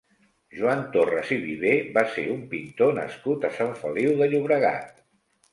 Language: Catalan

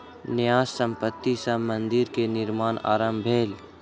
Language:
Maithili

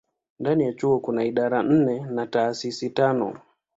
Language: Swahili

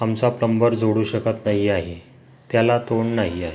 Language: Marathi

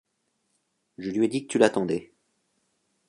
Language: French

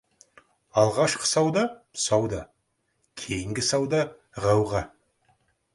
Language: Kazakh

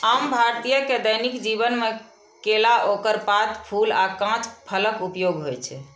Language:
Maithili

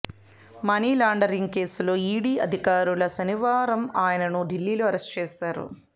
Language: Telugu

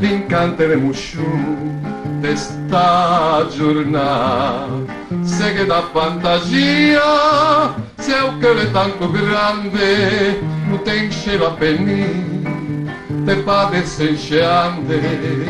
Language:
Romanian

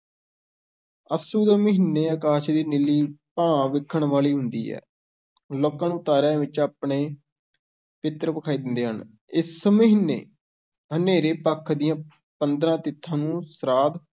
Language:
Punjabi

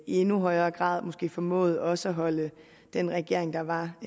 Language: Danish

